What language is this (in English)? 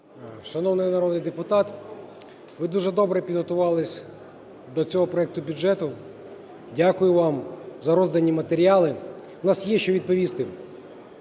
Ukrainian